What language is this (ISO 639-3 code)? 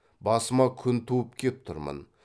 kaz